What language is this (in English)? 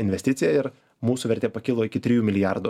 Lithuanian